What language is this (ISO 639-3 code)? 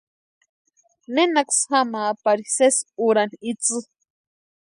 pua